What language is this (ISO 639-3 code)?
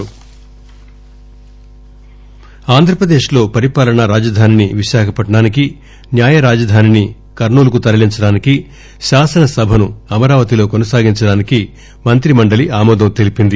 tel